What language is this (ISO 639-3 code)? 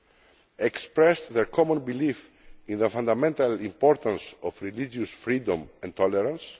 eng